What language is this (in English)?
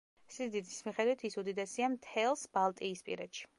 Georgian